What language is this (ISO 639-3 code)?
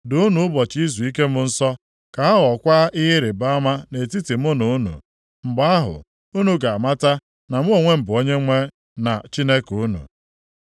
ibo